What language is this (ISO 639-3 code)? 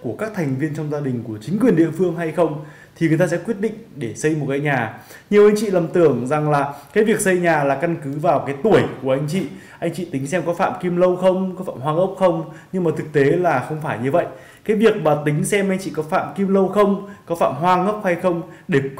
vie